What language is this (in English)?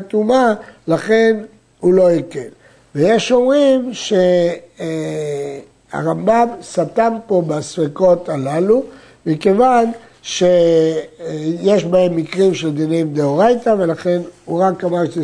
Hebrew